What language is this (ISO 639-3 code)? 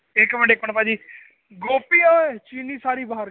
pan